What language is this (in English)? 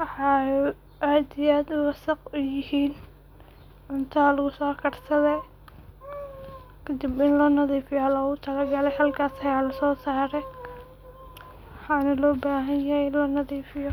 Somali